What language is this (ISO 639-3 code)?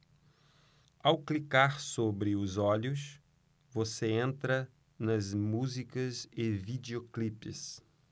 por